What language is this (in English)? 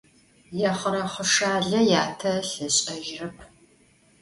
Adyghe